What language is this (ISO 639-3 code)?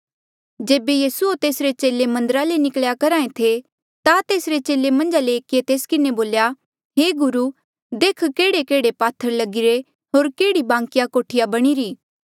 mjl